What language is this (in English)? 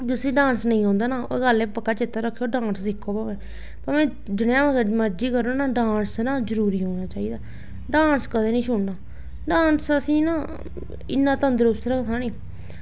Dogri